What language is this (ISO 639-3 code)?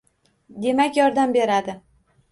uzb